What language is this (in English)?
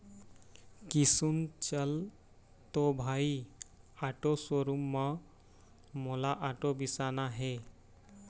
Chhattisgarhi